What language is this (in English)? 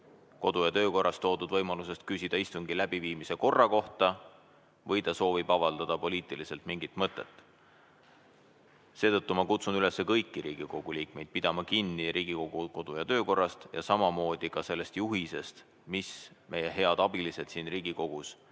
Estonian